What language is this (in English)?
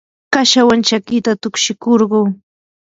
Yanahuanca Pasco Quechua